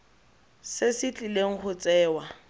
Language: Tswana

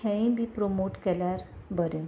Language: Konkani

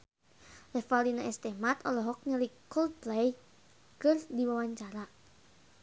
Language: Sundanese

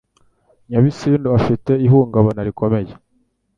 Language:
Kinyarwanda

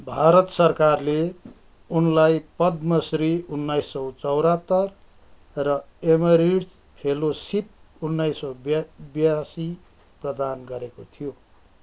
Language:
Nepali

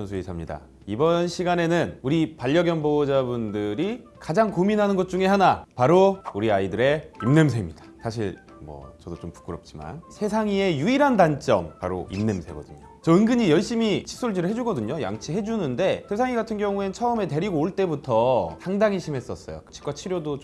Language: Korean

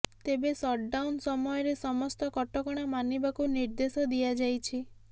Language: Odia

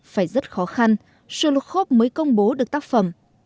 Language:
Vietnamese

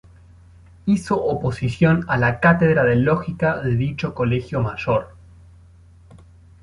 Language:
Spanish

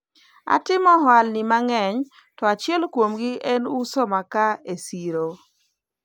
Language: Luo (Kenya and Tanzania)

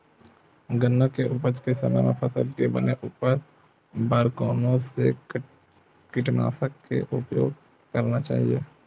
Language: Chhattisgarhi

